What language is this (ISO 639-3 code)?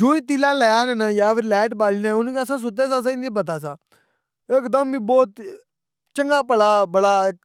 phr